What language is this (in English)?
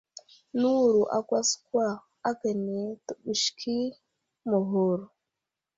Wuzlam